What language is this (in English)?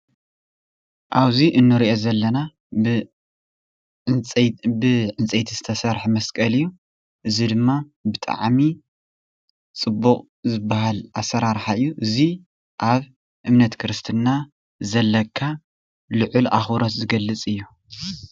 Tigrinya